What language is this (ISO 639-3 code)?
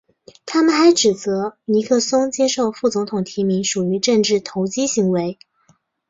zho